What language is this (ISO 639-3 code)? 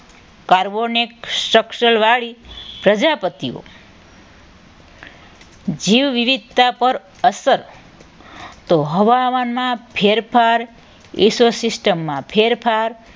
guj